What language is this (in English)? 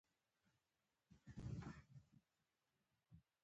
Pashto